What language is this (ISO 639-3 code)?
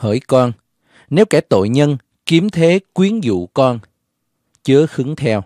vie